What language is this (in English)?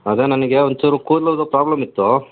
Kannada